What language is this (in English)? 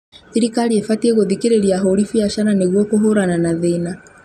Kikuyu